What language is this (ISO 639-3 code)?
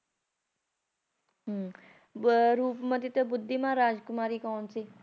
pan